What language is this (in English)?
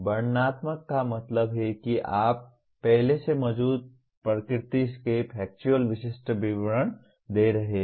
Hindi